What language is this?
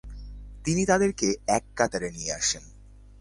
Bangla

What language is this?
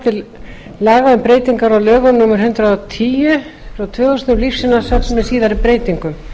Icelandic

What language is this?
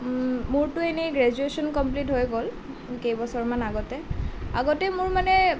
Assamese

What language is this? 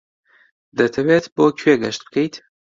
Central Kurdish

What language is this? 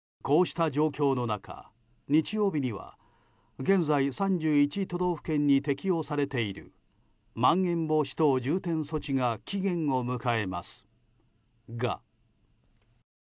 Japanese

